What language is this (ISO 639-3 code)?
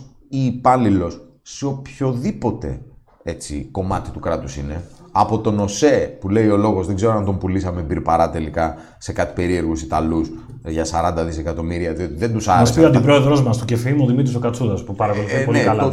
ell